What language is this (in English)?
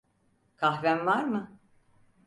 Turkish